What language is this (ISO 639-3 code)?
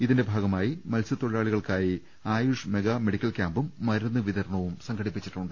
mal